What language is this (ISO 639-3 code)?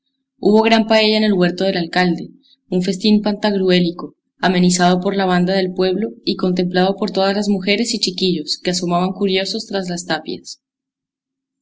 spa